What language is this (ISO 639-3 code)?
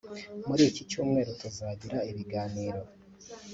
kin